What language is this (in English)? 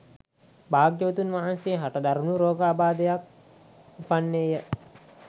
Sinhala